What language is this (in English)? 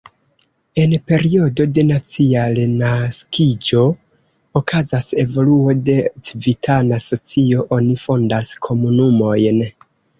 Esperanto